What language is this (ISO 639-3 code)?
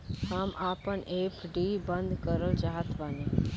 bho